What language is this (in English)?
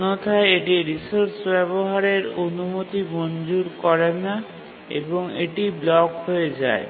Bangla